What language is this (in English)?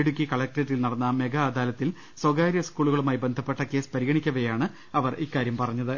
Malayalam